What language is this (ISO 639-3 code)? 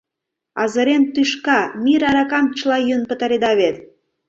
chm